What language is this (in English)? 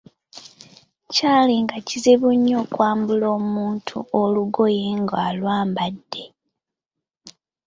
Ganda